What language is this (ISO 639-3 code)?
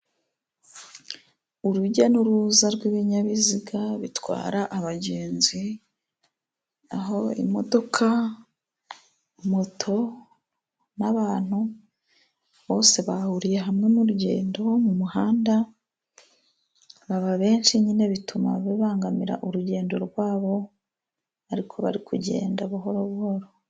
kin